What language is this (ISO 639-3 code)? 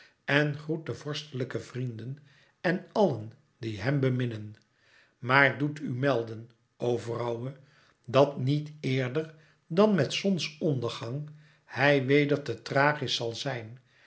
nld